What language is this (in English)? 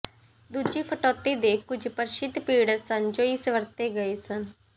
Punjabi